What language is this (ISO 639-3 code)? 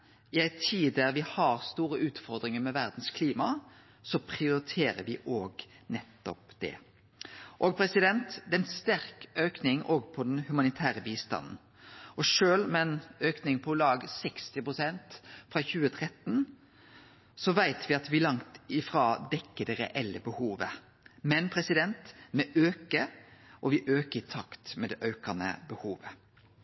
nno